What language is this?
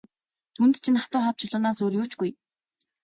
Mongolian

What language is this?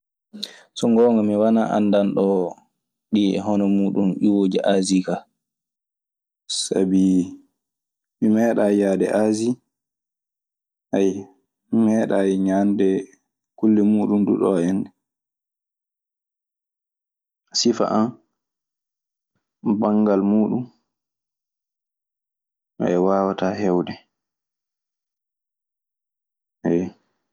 Maasina Fulfulde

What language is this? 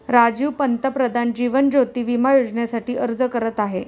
Marathi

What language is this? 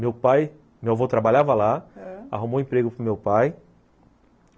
Portuguese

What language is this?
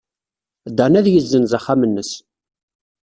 Kabyle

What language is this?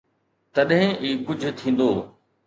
Sindhi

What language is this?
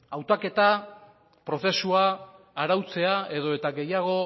Basque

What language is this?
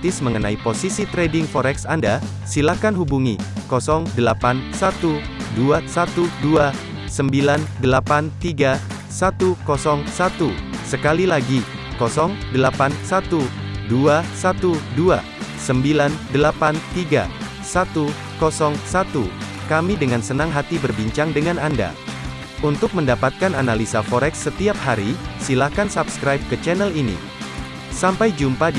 Indonesian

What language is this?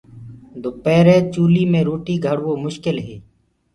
Gurgula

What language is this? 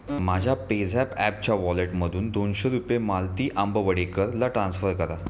Marathi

